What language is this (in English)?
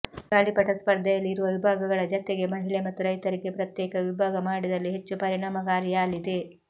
Kannada